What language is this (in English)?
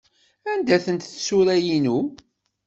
Kabyle